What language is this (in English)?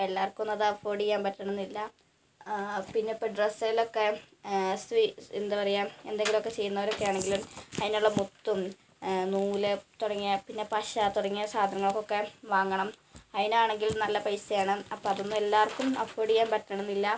Malayalam